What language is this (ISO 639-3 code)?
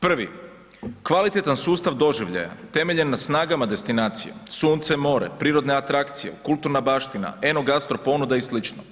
hrv